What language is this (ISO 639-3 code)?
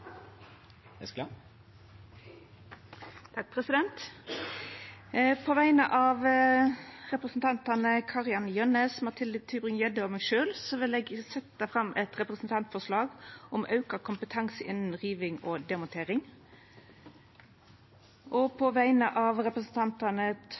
nno